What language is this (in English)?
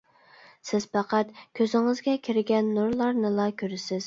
Uyghur